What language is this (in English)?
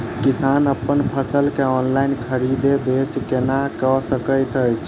Maithili